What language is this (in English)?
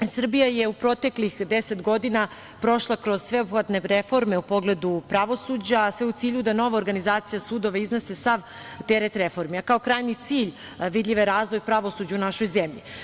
Serbian